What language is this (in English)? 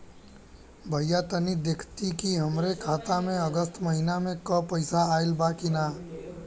Bhojpuri